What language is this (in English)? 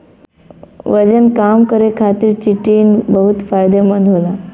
Bhojpuri